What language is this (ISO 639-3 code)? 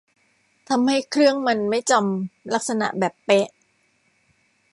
tha